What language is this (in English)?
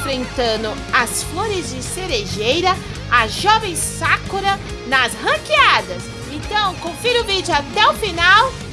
Portuguese